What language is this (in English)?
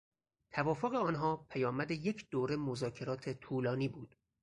Persian